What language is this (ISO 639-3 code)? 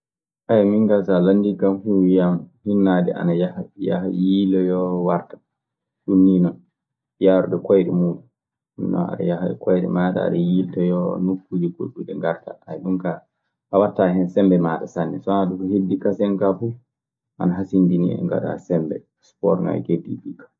ffm